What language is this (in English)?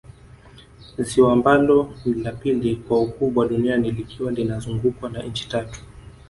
Swahili